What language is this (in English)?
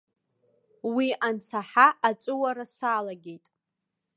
Abkhazian